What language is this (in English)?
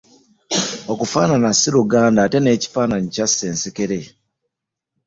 Ganda